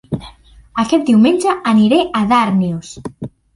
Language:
Catalan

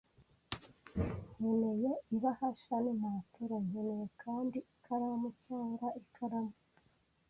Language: Kinyarwanda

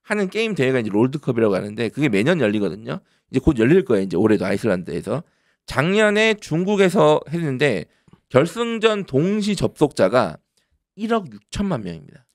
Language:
Korean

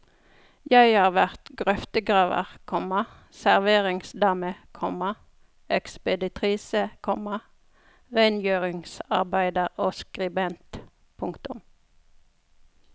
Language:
Norwegian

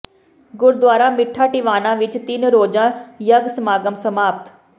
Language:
Punjabi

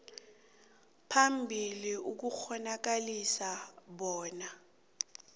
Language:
South Ndebele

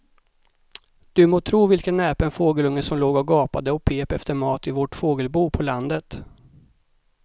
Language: Swedish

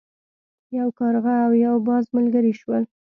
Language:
Pashto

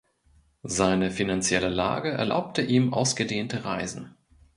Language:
German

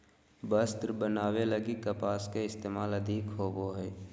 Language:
Magahi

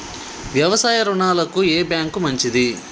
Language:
Telugu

